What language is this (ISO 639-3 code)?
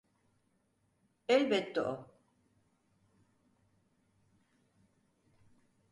tur